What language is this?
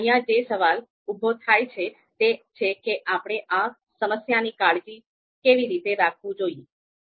Gujarati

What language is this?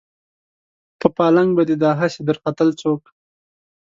Pashto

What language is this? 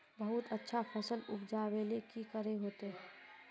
Magahi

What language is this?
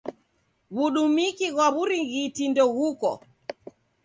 Taita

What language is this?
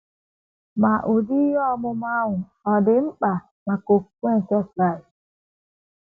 Igbo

